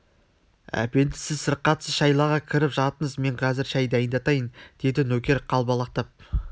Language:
Kazakh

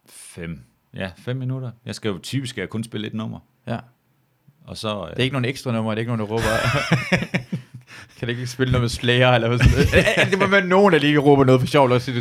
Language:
Danish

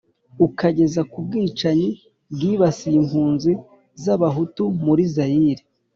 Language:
Kinyarwanda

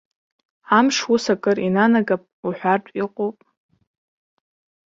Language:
Abkhazian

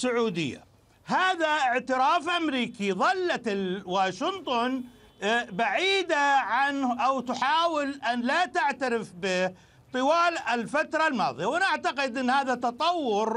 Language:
Arabic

